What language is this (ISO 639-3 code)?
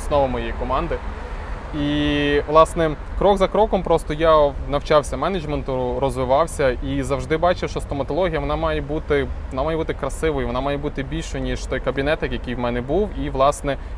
ukr